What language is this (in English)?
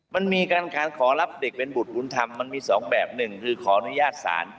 Thai